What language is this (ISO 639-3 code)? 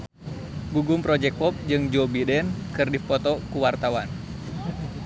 sun